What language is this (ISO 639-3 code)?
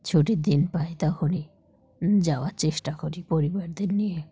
ben